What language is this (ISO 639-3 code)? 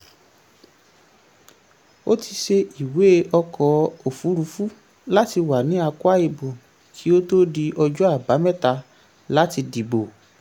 yor